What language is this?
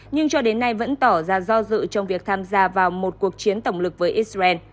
Vietnamese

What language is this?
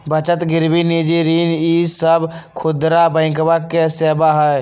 Magahi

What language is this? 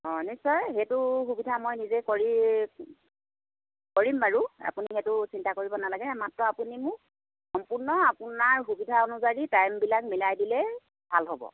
Assamese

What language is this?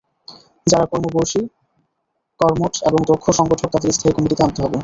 Bangla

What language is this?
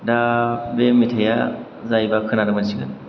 Bodo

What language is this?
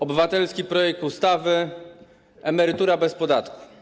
Polish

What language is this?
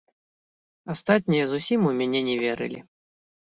Belarusian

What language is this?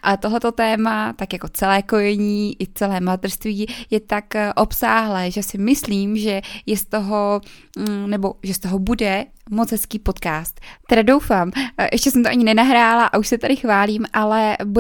Czech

